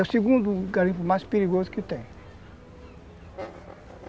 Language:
Portuguese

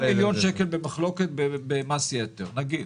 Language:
Hebrew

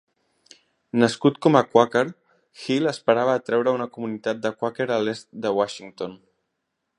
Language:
Catalan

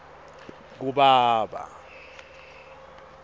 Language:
Swati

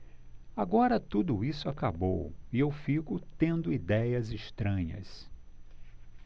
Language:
Portuguese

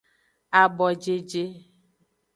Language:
Aja (Benin)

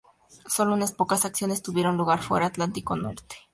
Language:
Spanish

